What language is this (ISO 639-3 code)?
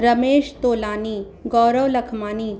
snd